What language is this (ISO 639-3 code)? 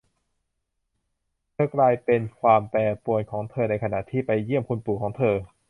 tha